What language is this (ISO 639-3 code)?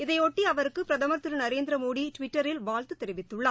tam